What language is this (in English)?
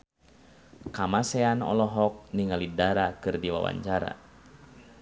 Sundanese